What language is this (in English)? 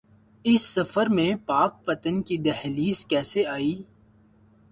Urdu